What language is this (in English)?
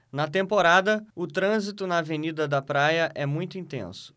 Portuguese